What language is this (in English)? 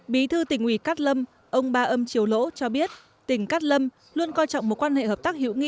Vietnamese